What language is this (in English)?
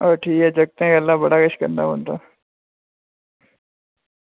Dogri